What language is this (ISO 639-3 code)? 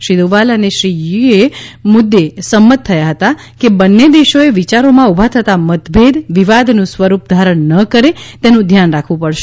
guj